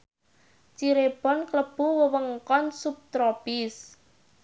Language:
Javanese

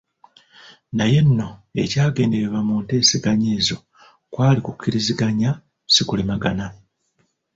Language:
Ganda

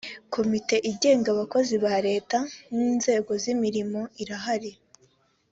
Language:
Kinyarwanda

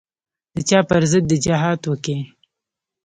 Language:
Pashto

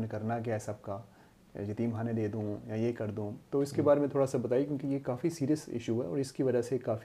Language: Urdu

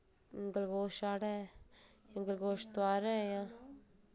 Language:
Dogri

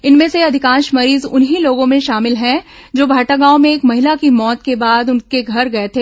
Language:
Hindi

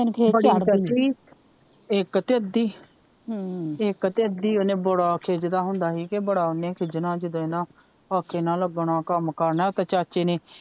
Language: Punjabi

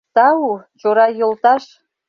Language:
Mari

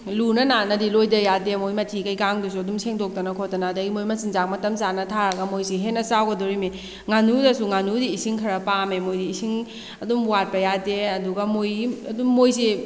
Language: Manipuri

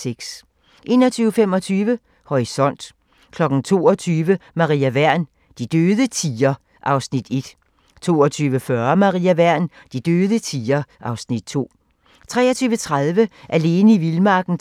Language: Danish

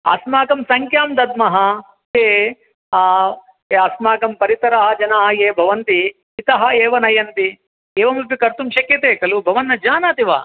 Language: Sanskrit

